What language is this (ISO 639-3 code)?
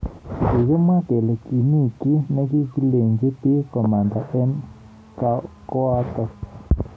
kln